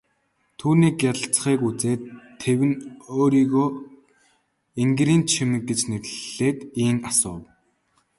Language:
Mongolian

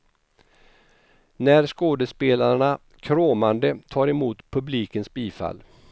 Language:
Swedish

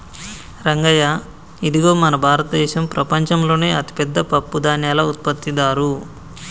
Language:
Telugu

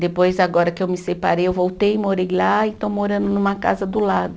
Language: Portuguese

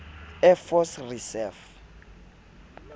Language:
Southern Sotho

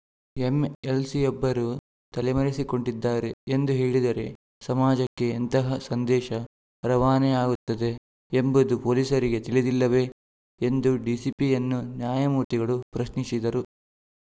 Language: Kannada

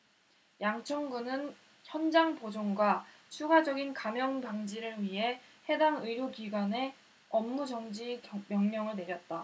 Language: Korean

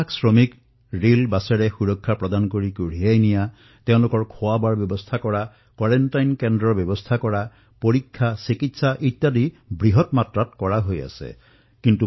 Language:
Assamese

